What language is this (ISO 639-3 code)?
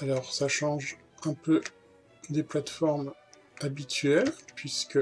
fra